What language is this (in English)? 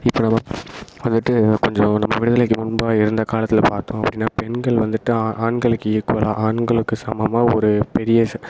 Tamil